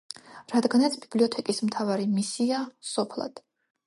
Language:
Georgian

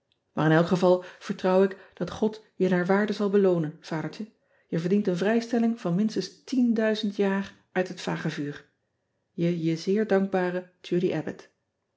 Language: Dutch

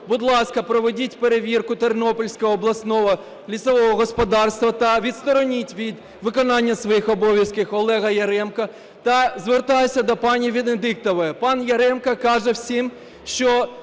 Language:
Ukrainian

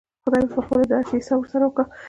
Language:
Pashto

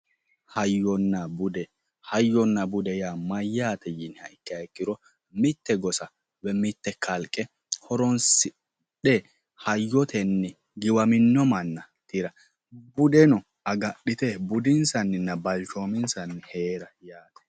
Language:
Sidamo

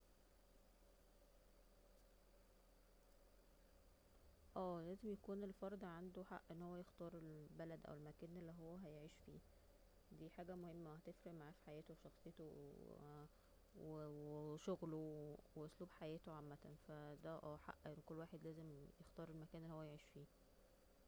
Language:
Egyptian Arabic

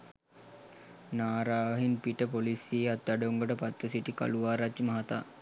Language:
Sinhala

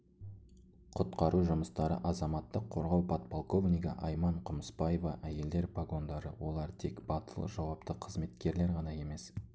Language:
Kazakh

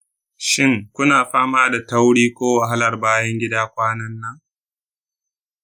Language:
Hausa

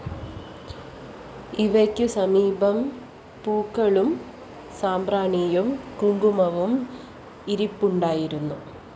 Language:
Malayalam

